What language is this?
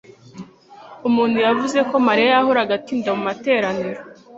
Kinyarwanda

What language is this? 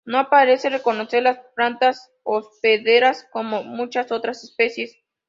Spanish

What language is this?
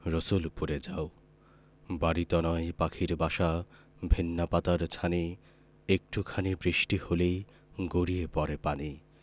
Bangla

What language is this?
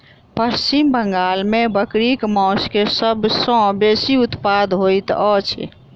Maithili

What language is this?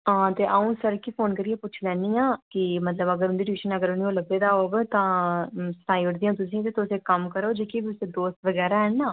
Dogri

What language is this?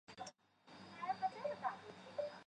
Chinese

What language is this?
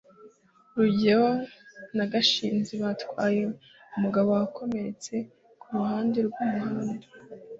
Kinyarwanda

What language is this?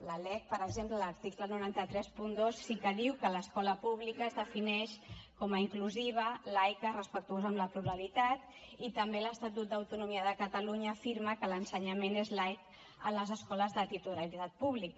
Catalan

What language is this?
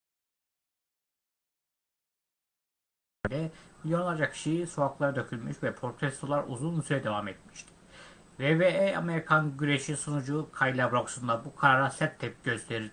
Turkish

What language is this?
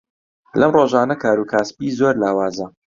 Central Kurdish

